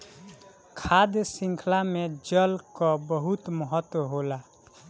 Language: Bhojpuri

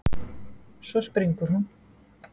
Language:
Icelandic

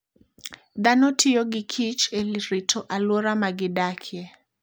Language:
Luo (Kenya and Tanzania)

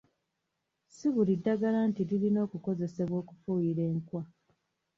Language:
Ganda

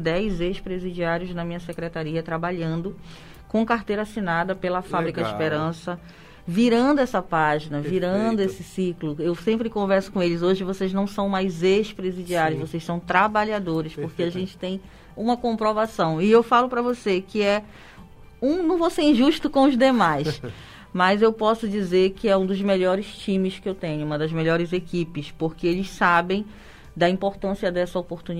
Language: Portuguese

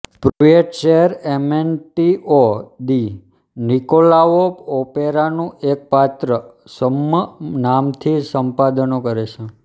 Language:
Gujarati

